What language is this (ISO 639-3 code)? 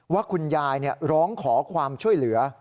tha